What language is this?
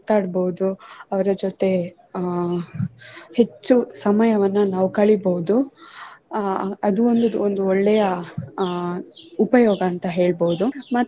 Kannada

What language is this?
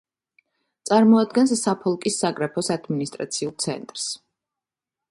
Georgian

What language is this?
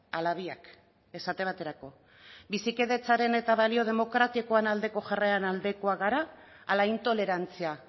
Basque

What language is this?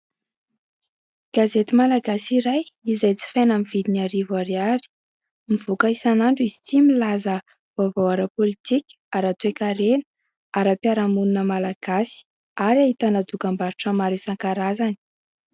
Malagasy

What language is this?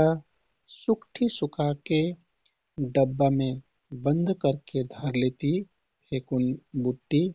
Kathoriya Tharu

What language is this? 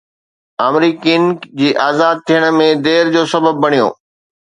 Sindhi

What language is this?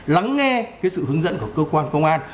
Vietnamese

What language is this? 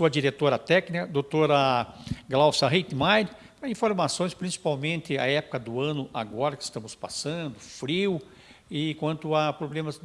Portuguese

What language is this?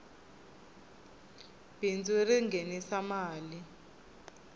Tsonga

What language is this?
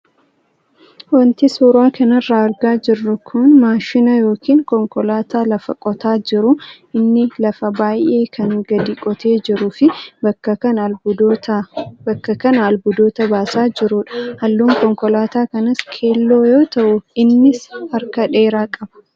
Oromo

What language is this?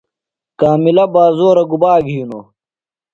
Phalura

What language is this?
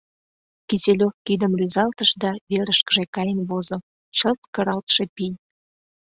Mari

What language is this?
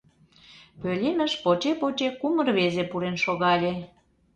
Mari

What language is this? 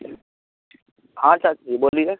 Maithili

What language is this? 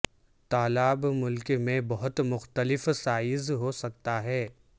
Urdu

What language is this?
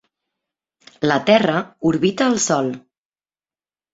Catalan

